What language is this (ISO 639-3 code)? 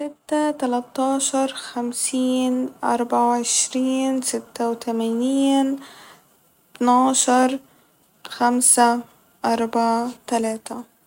arz